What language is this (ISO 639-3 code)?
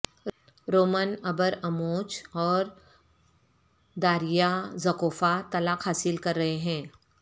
urd